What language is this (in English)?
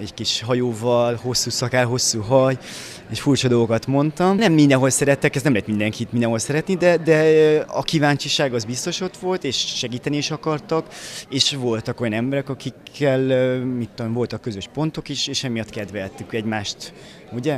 Hungarian